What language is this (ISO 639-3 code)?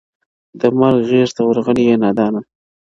pus